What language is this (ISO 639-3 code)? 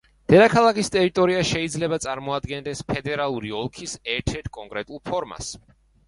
kat